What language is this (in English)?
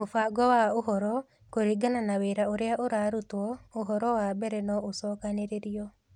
Kikuyu